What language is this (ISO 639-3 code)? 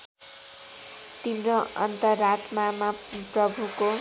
nep